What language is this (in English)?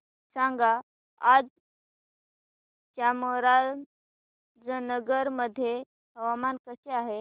Marathi